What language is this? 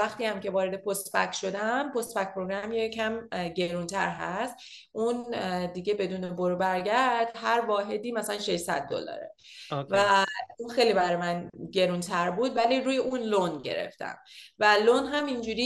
Persian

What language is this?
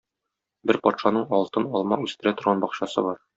Tatar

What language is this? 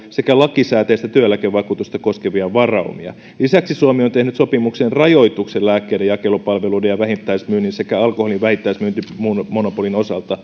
Finnish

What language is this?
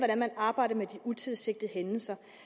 Danish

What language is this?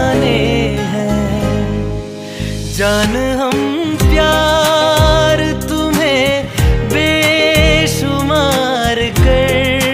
Hindi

